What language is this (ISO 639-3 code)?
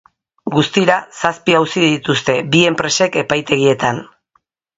eus